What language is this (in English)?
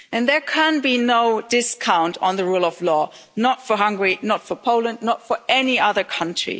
English